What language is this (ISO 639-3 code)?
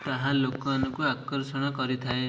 ori